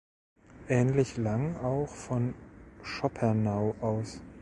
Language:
German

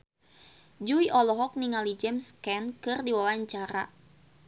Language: Sundanese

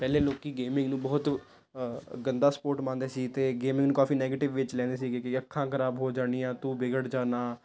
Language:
Punjabi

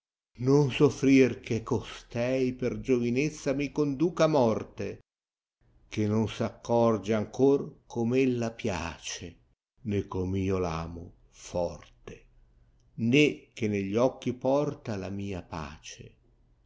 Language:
Italian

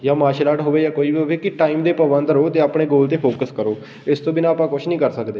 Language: Punjabi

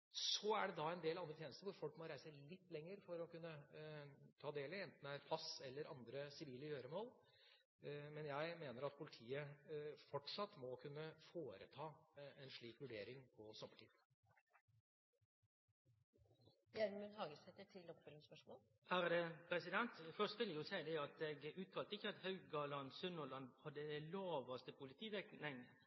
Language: Norwegian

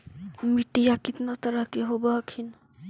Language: Magahi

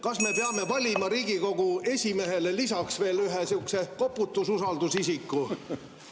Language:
Estonian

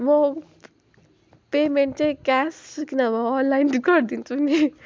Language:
Nepali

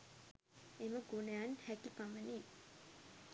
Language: Sinhala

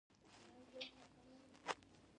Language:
Pashto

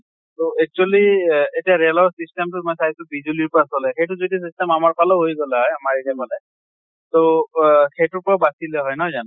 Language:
Assamese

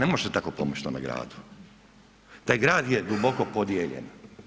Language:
Croatian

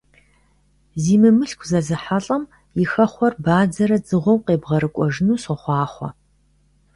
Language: Kabardian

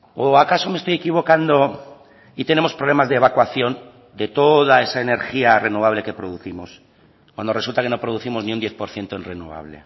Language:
Spanish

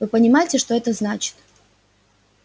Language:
Russian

